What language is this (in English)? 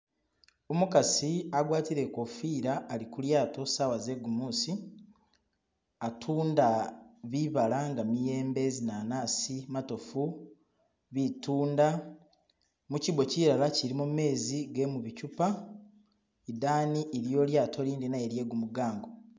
Masaaba